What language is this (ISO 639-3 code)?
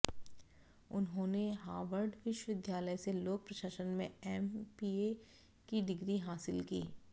hin